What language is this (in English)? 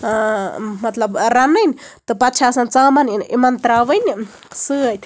Kashmiri